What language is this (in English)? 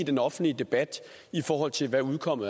Danish